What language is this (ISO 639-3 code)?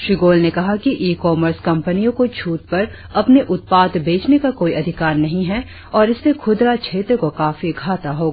hin